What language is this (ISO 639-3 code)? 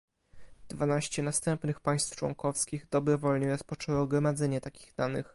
pol